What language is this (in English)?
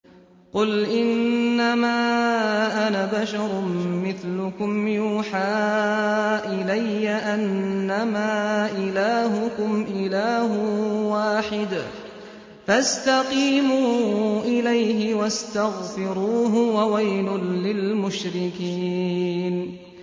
Arabic